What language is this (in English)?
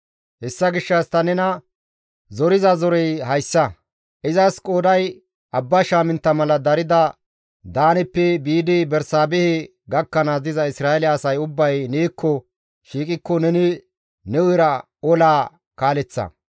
Gamo